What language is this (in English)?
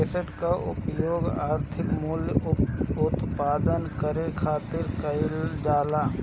Bhojpuri